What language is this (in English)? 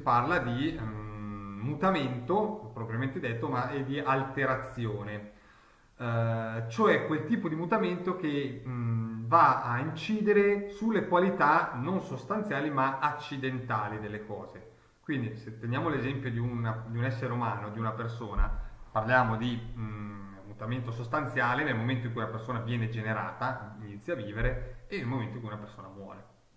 Italian